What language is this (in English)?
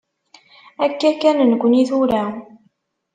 Kabyle